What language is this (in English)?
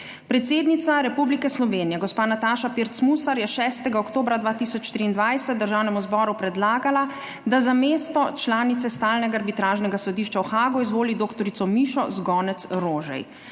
Slovenian